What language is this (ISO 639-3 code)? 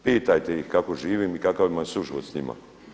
hrv